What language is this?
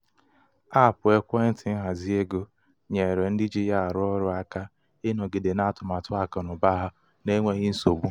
Igbo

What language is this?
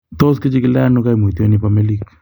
Kalenjin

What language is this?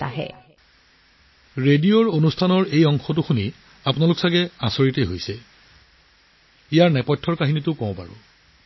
Assamese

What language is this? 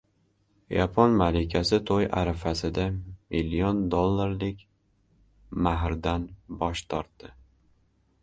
Uzbek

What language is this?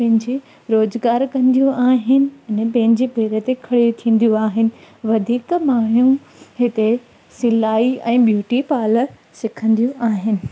Sindhi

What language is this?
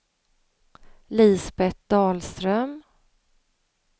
Swedish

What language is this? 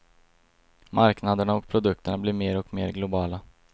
Swedish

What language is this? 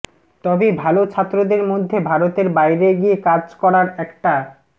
Bangla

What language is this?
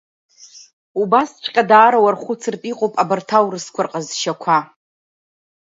Abkhazian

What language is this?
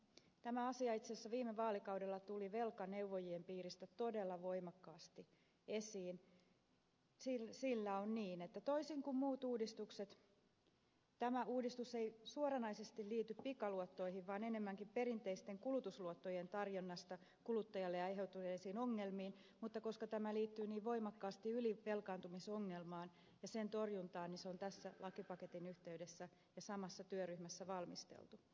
Finnish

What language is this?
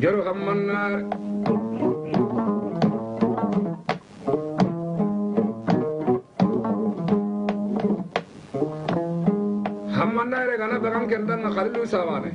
Indonesian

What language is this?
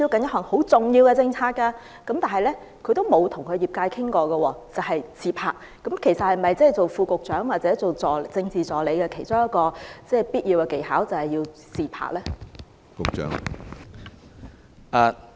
Cantonese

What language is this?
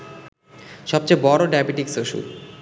Bangla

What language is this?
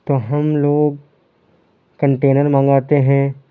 Urdu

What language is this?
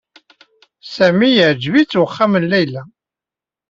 Kabyle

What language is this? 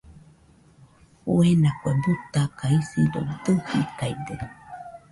Nüpode Huitoto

